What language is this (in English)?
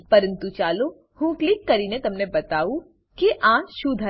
Gujarati